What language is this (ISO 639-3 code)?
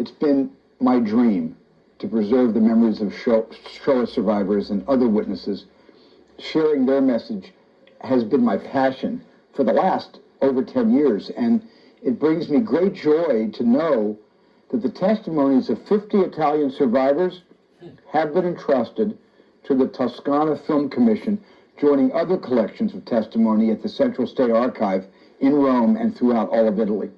ita